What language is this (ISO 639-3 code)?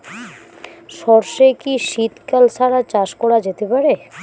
ben